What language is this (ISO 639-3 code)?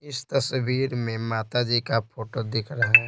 hin